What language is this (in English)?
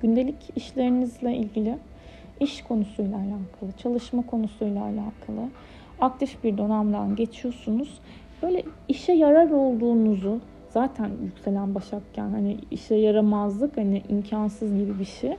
Turkish